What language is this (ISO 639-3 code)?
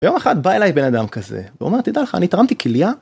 heb